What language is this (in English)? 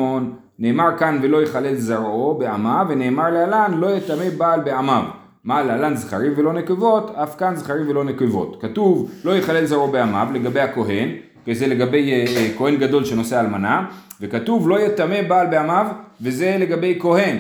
Hebrew